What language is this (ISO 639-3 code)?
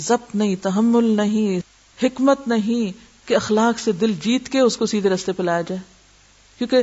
urd